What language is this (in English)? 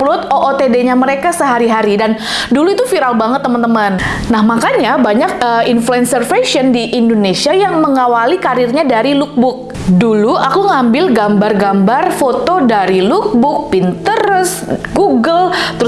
Indonesian